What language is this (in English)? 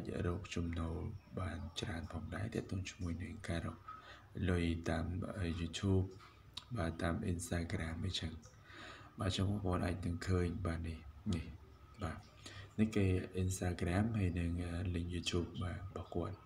Vietnamese